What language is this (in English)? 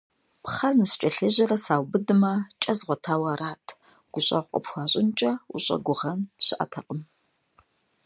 Kabardian